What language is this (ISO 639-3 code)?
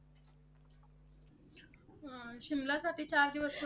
mar